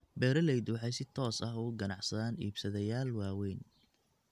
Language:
Somali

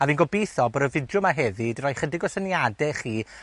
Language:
Welsh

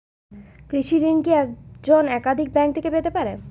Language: Bangla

